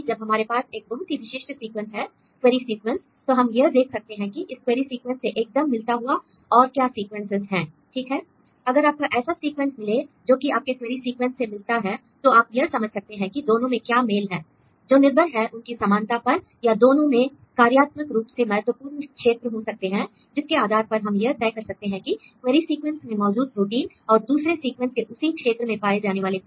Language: Hindi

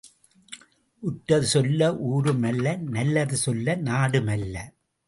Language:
Tamil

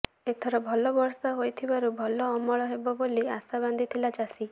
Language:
Odia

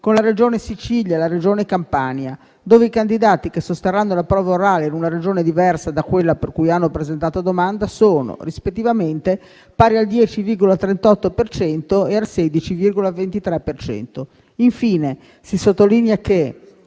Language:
Italian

